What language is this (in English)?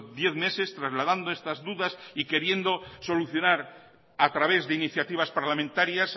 Spanish